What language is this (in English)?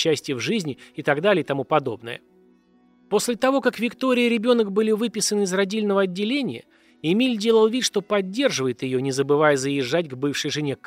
Russian